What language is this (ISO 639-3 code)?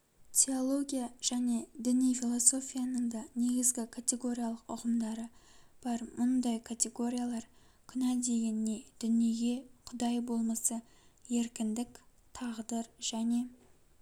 kaz